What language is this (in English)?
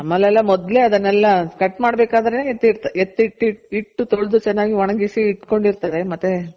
Kannada